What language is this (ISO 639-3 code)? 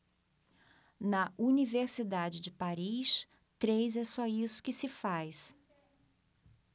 por